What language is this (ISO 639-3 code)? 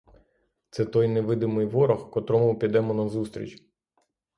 ukr